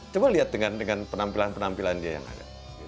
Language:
Indonesian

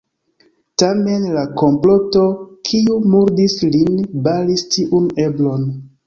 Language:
Esperanto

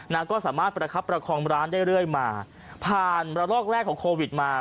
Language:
Thai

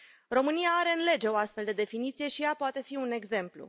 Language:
Romanian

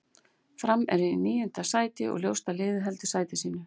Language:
Icelandic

